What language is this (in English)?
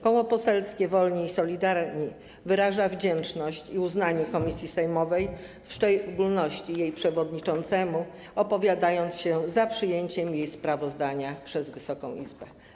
Polish